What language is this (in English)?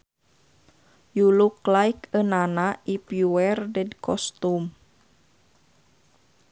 Sundanese